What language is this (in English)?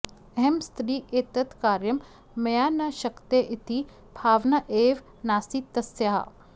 Sanskrit